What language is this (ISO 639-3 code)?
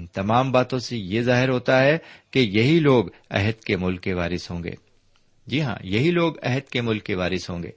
urd